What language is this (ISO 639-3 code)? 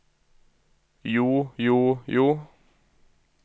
nor